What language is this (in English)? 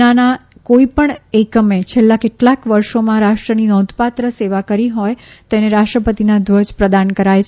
Gujarati